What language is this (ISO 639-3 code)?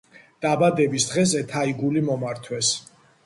kat